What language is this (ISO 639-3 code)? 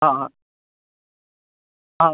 mal